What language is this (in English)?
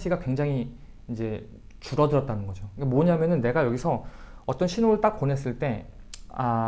Korean